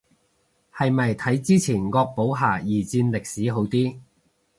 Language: Cantonese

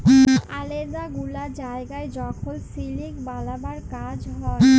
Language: Bangla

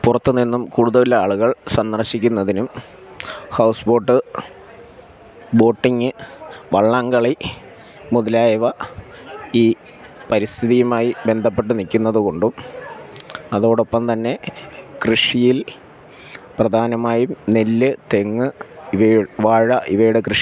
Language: Malayalam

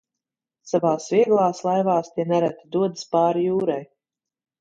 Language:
Latvian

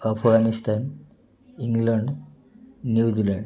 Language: Odia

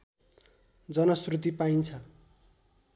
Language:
Nepali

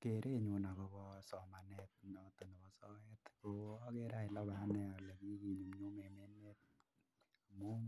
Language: Kalenjin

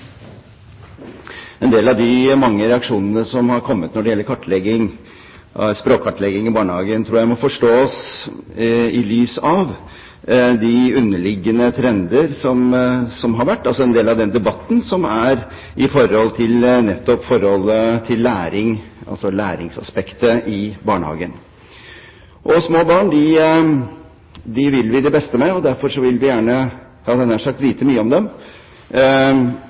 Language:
Norwegian Bokmål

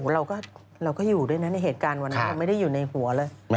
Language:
Thai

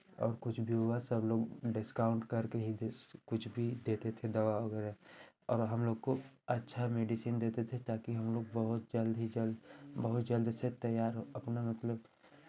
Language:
Hindi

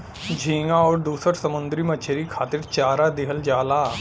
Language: Bhojpuri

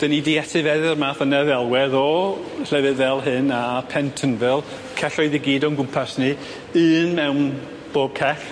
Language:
Welsh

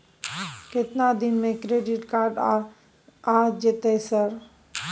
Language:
Maithili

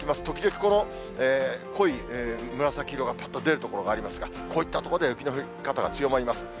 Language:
Japanese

